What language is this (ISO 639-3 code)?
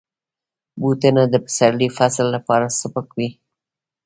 pus